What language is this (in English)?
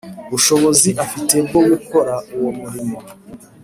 Kinyarwanda